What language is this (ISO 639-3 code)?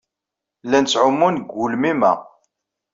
kab